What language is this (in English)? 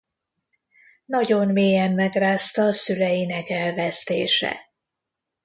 Hungarian